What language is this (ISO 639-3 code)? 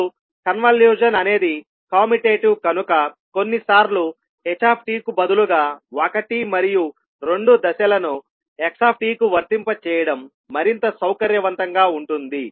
tel